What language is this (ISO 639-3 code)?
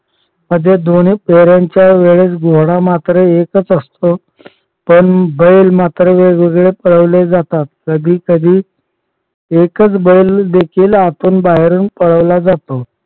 mar